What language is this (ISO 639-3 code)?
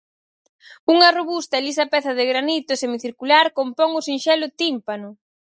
glg